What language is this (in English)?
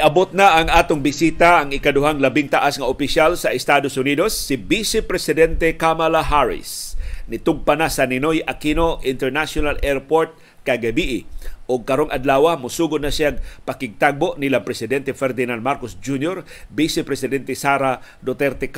Filipino